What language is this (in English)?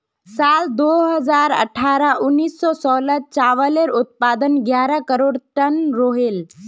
Magahi